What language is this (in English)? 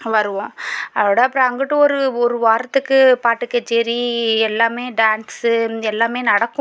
Tamil